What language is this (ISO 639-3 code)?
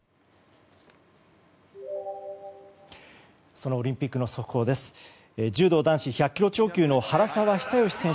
jpn